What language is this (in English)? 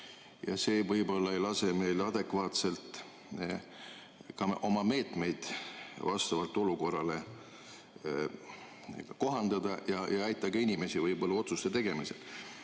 Estonian